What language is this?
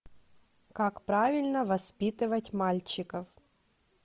Russian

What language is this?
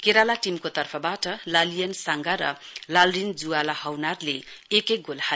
Nepali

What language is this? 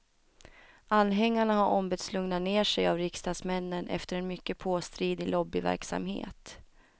Swedish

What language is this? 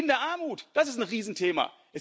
German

